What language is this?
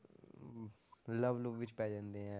Punjabi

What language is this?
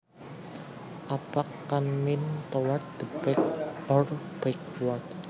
Javanese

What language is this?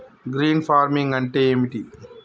Telugu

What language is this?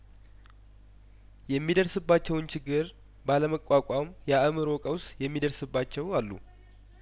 Amharic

